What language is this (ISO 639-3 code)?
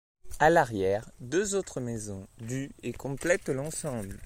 fra